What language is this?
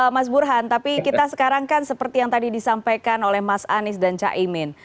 Indonesian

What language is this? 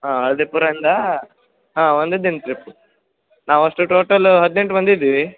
Kannada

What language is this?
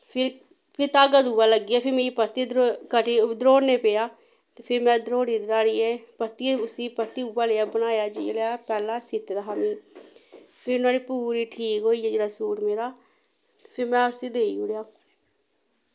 Dogri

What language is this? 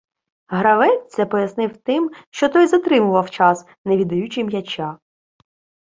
Ukrainian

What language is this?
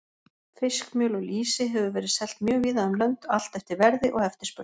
Icelandic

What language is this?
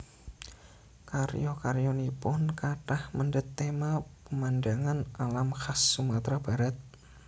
Javanese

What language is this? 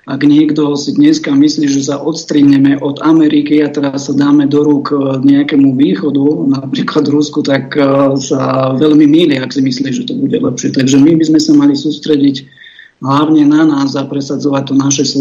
Slovak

